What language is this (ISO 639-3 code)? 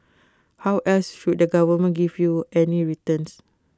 eng